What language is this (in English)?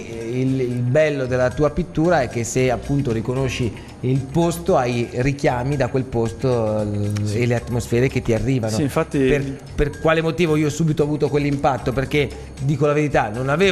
Italian